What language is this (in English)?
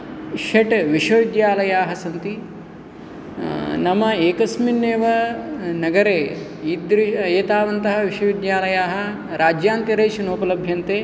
Sanskrit